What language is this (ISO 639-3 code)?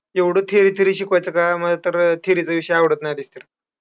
mar